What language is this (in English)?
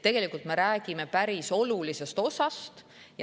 Estonian